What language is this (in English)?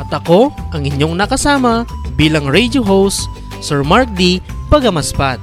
Filipino